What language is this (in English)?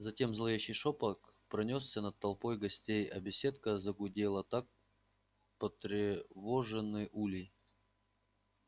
Russian